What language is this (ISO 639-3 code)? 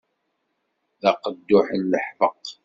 kab